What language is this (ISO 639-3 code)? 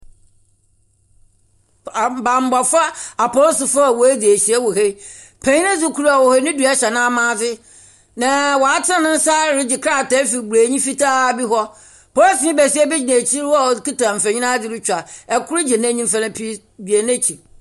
aka